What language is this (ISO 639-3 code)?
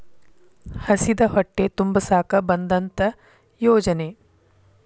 kan